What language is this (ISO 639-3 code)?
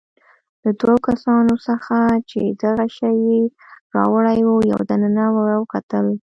pus